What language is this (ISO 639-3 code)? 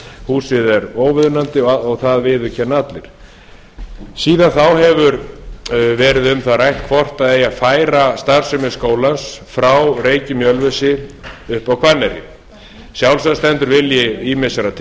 isl